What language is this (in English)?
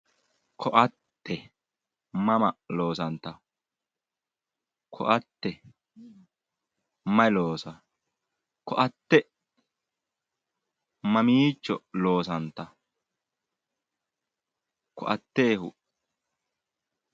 Sidamo